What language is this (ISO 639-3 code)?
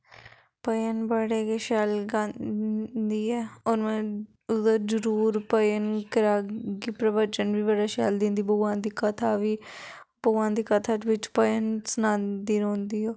doi